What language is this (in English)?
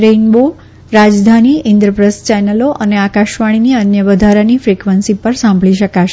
Gujarati